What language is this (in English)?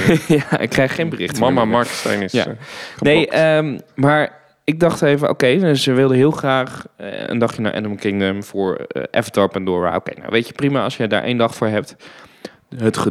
Dutch